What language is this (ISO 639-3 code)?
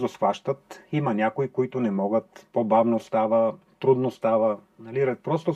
bul